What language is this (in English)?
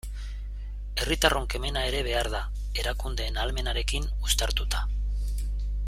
Basque